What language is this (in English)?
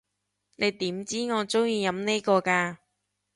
Cantonese